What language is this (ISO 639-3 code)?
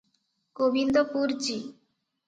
ori